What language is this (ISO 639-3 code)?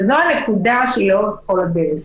heb